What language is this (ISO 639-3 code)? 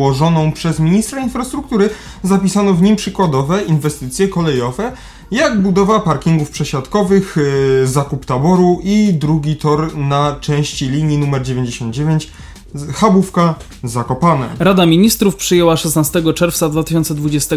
pol